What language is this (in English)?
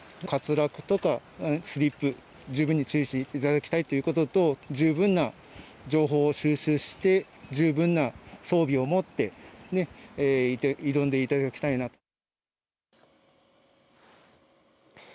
Japanese